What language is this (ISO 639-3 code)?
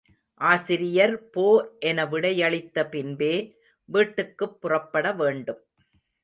tam